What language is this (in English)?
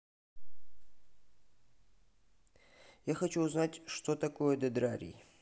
Russian